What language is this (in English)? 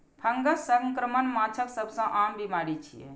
Maithili